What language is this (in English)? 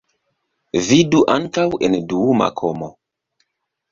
Esperanto